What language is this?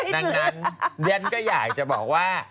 Thai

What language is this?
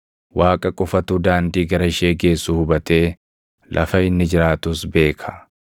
Oromo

